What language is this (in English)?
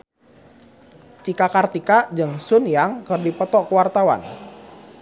Sundanese